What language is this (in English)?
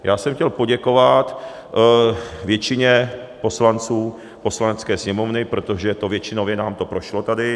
Czech